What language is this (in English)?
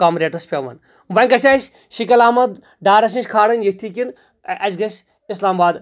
Kashmiri